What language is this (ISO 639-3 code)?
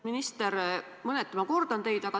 est